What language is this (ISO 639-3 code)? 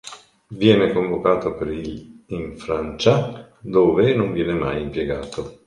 ita